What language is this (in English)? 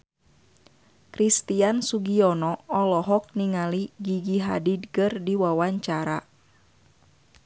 Sundanese